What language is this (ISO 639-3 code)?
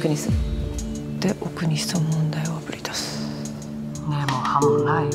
jpn